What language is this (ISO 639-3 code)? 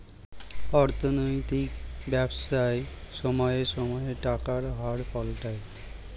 ben